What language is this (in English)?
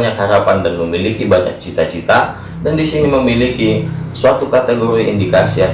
Indonesian